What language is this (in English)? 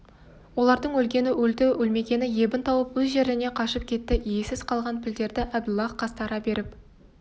Kazakh